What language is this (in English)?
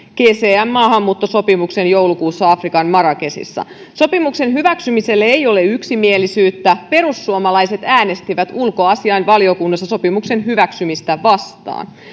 Finnish